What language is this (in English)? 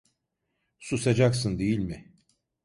Turkish